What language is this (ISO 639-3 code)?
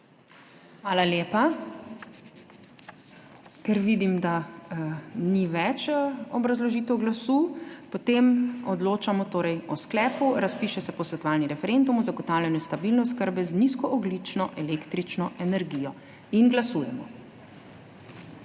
slv